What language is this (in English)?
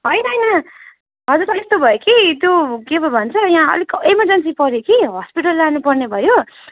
Nepali